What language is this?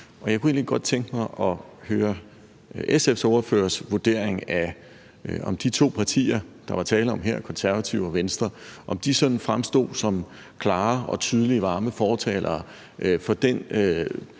Danish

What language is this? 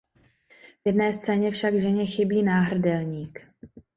Czech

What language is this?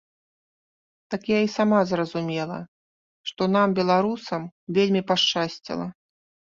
Belarusian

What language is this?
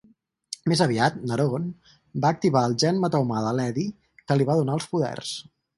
Catalan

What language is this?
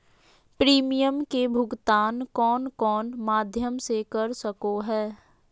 Magahi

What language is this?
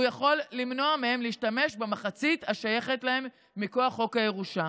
Hebrew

